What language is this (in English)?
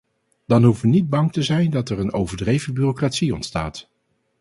Dutch